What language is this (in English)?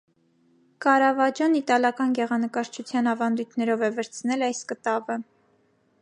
Armenian